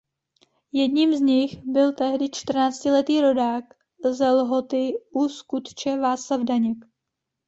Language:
Czech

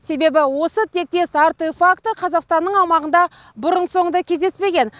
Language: Kazakh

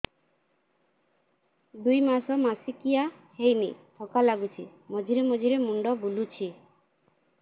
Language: Odia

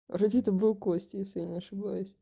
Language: Russian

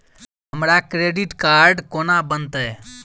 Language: Maithili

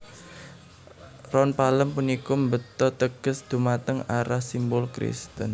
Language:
Javanese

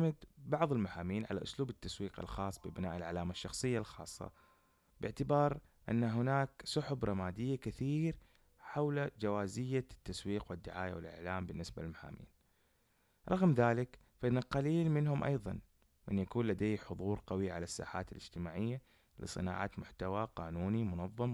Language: Arabic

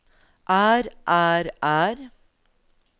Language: Norwegian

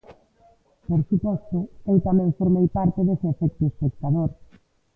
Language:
Galician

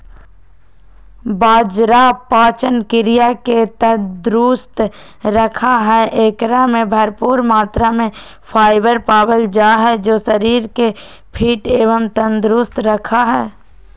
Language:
Magahi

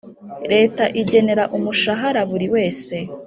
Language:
Kinyarwanda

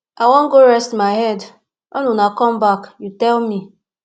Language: Nigerian Pidgin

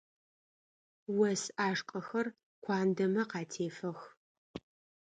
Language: Adyghe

